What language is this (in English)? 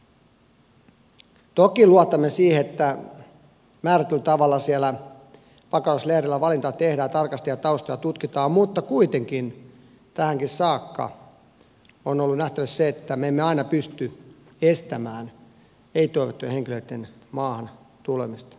Finnish